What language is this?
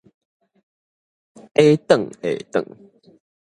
Min Nan Chinese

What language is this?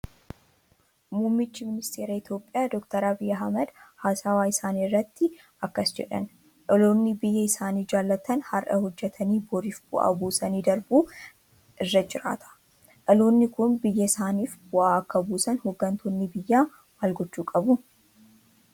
Oromo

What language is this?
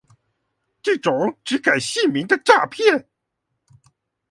Chinese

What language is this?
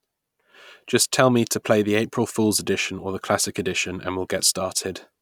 English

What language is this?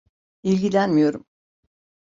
Turkish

